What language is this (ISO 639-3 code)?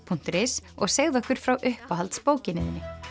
isl